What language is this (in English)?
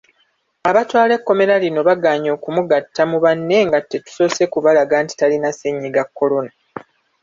Ganda